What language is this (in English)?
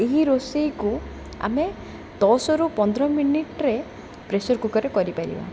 Odia